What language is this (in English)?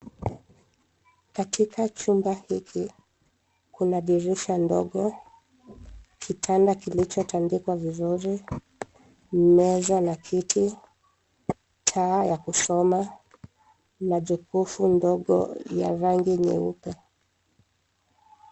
Swahili